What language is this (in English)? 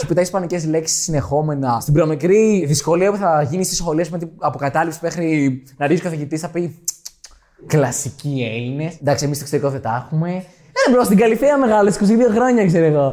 Greek